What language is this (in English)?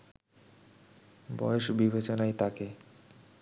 Bangla